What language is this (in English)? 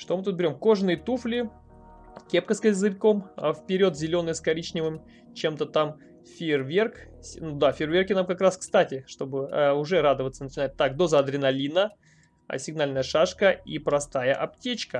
Russian